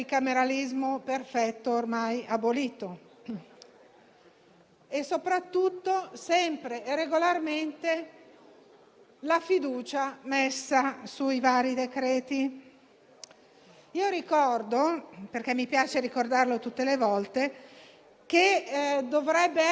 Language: Italian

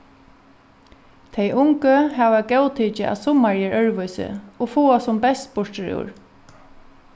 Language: Faroese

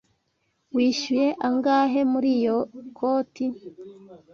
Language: Kinyarwanda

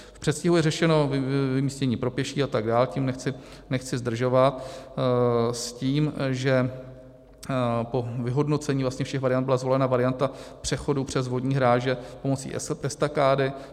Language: Czech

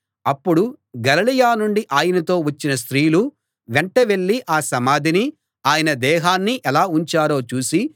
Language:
Telugu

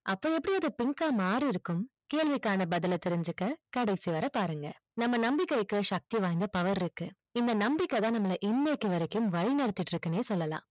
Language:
Tamil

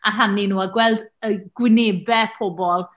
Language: Welsh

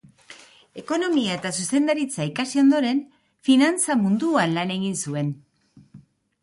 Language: Basque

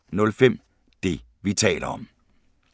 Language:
Danish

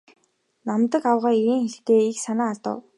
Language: Mongolian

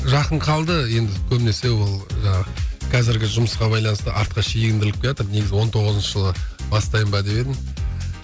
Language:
Kazakh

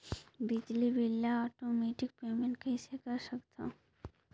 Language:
Chhattisgarhi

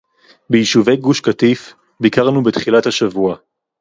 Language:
Hebrew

